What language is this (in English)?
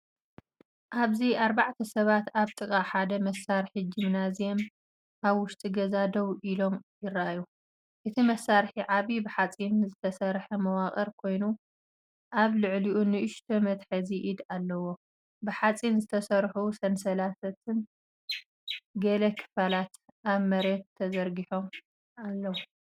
Tigrinya